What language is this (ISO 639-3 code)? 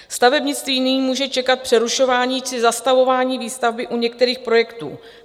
ces